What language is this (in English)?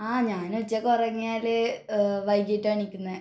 Malayalam